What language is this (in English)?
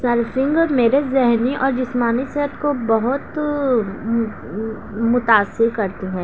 Urdu